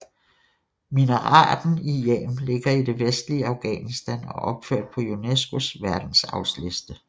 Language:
Danish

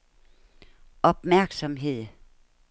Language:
Danish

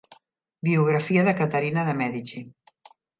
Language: Catalan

